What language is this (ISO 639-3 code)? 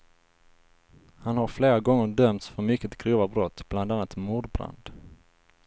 swe